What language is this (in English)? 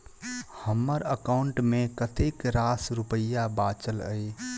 Maithili